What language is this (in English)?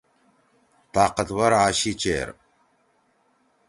Torwali